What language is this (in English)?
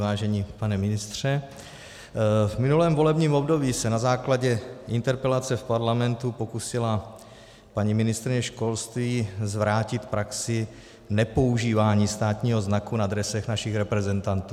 Czech